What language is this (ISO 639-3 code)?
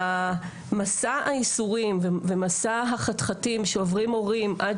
heb